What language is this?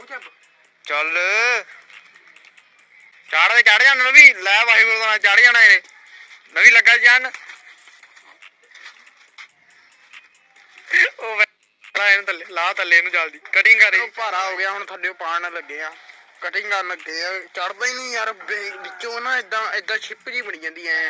Punjabi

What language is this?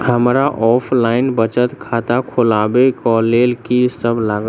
Maithili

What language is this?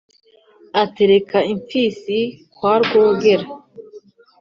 Kinyarwanda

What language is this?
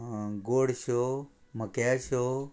Konkani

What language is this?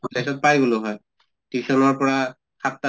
Assamese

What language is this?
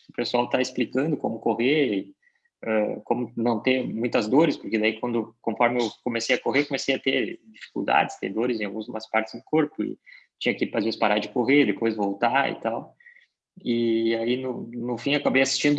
Portuguese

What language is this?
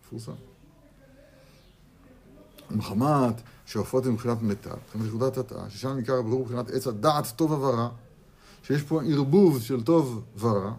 Hebrew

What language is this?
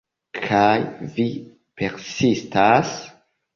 Esperanto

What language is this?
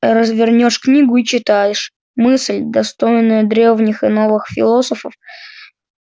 Russian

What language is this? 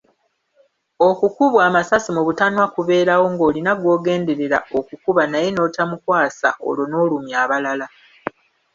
Ganda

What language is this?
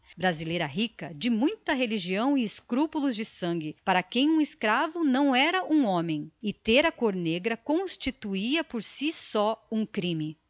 Portuguese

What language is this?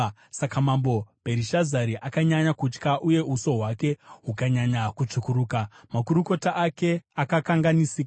Shona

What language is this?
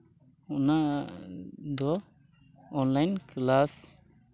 Santali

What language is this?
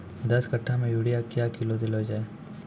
Maithili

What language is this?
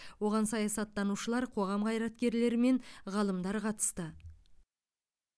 Kazakh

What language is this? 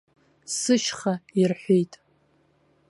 Abkhazian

